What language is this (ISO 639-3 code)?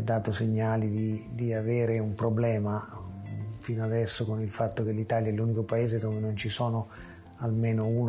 ita